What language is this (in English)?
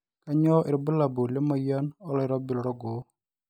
Masai